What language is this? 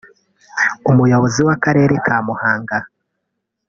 Kinyarwanda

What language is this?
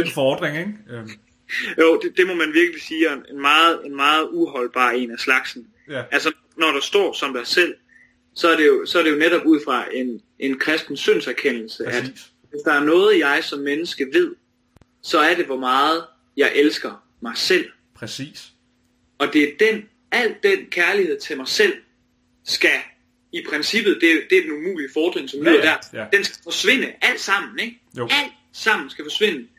Danish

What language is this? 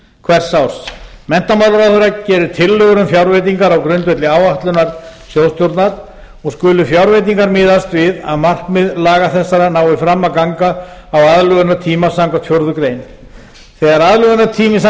Icelandic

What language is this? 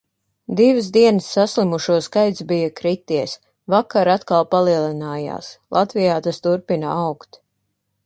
Latvian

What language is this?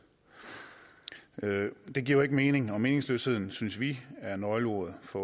Danish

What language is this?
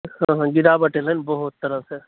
Maithili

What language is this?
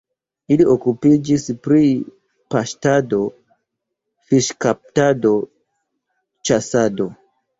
Esperanto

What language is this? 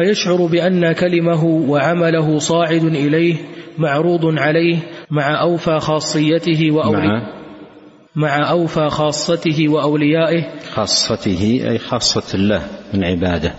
Arabic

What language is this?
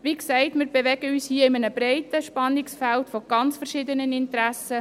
Swiss German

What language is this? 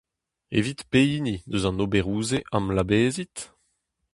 Breton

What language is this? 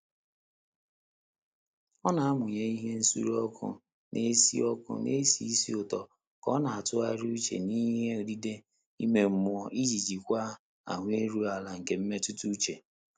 Igbo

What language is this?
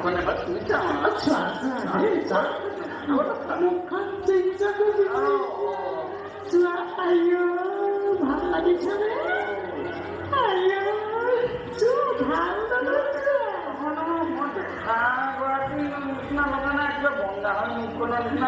Indonesian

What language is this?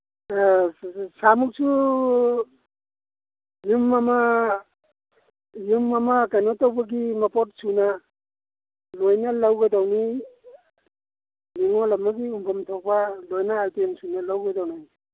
Manipuri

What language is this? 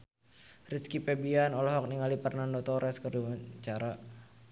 Sundanese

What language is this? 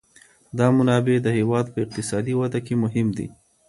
Pashto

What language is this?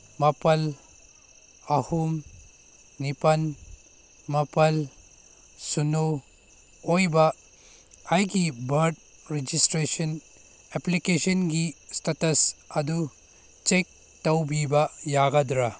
Manipuri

